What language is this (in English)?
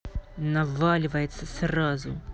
Russian